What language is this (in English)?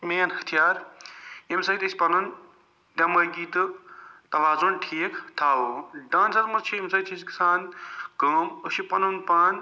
Kashmiri